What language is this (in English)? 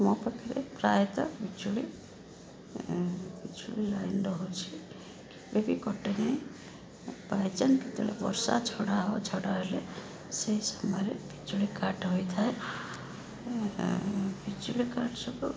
Odia